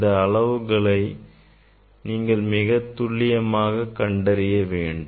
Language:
Tamil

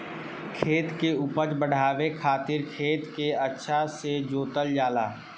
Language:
Bhojpuri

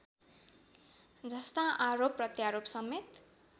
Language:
Nepali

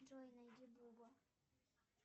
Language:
Russian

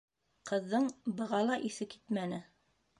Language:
Bashkir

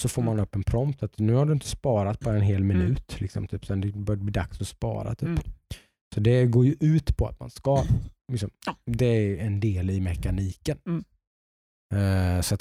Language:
Swedish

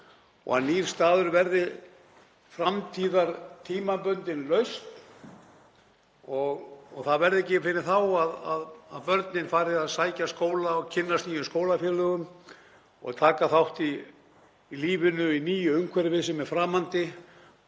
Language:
Icelandic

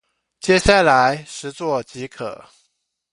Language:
Chinese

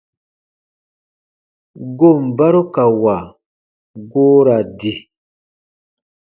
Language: Baatonum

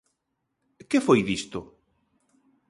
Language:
Galician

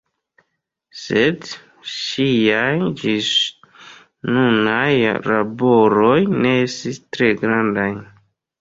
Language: Esperanto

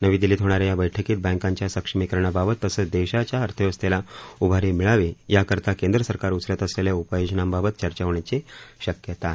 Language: Marathi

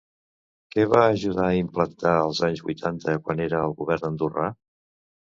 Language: Catalan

